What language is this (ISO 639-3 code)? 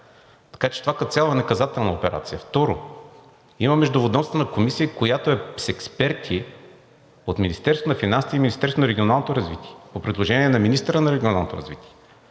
bul